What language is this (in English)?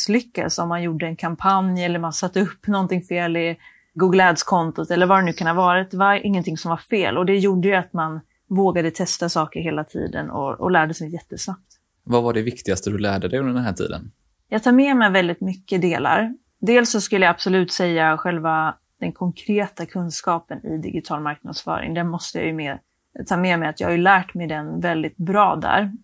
Swedish